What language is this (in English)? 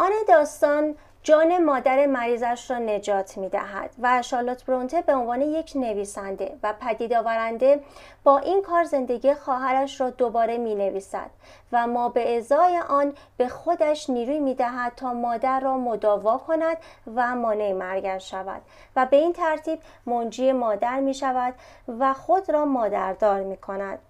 Persian